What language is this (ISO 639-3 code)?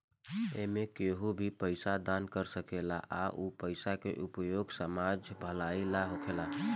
bho